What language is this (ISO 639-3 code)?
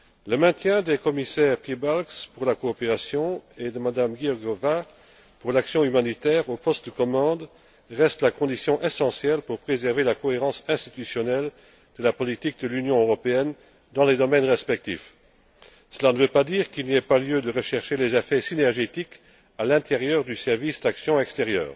fra